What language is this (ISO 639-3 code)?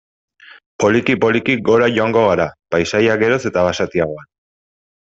eus